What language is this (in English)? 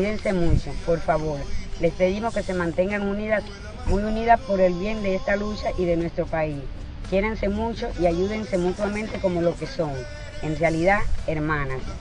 Spanish